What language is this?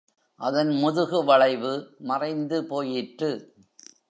Tamil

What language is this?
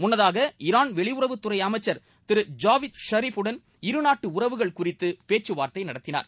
Tamil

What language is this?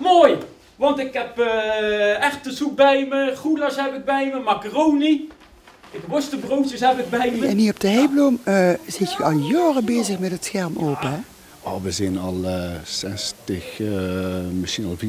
Dutch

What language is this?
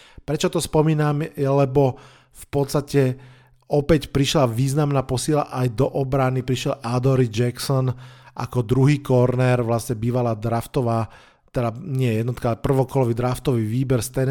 Slovak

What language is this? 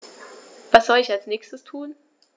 German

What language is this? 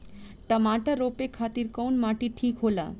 Bhojpuri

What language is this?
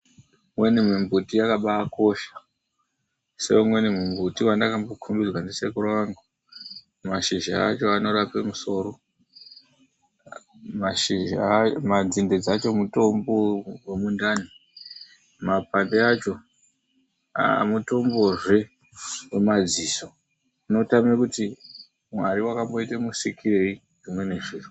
Ndau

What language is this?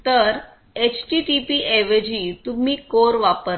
Marathi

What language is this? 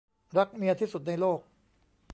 Thai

